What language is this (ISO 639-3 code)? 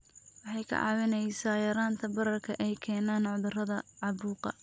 som